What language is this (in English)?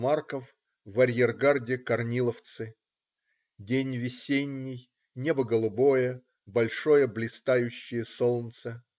Russian